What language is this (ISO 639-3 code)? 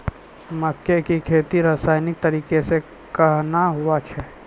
mai